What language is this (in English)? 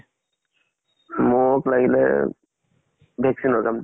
Assamese